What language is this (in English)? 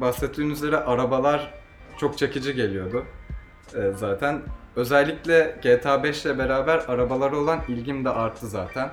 Turkish